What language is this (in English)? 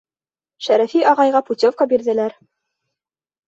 Bashkir